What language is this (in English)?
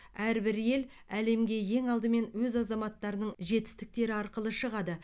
Kazakh